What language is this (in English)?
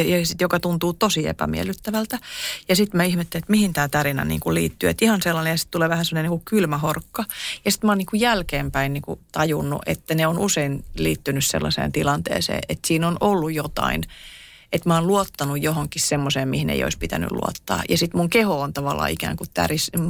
Finnish